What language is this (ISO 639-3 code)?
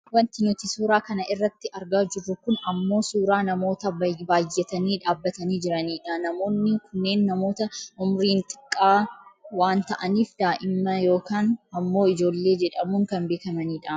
orm